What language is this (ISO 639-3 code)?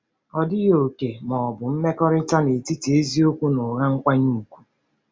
ibo